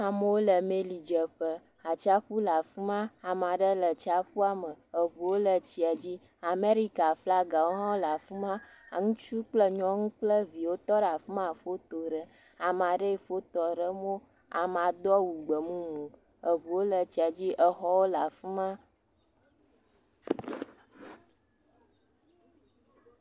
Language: Ewe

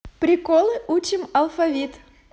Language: Russian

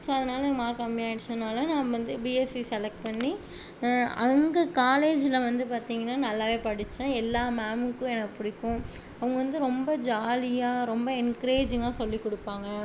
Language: Tamil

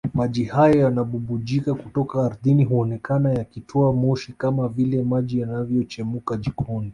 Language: Swahili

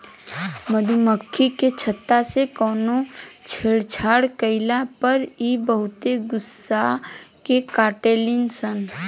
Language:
Bhojpuri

